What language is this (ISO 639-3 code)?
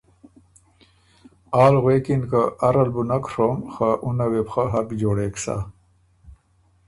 oru